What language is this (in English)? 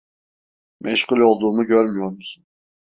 Turkish